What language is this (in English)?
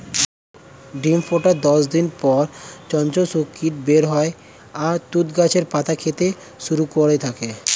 Bangla